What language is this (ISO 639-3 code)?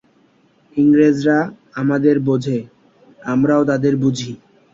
ben